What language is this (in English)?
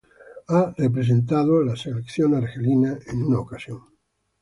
Spanish